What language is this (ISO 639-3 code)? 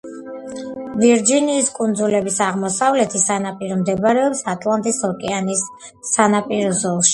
kat